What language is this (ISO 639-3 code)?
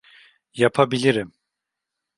tur